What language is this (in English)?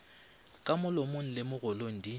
Northern Sotho